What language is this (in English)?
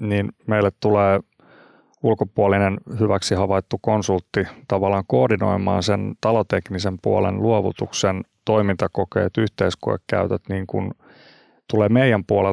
Finnish